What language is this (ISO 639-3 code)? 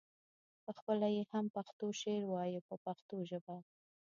pus